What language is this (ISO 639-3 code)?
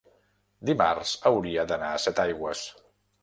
cat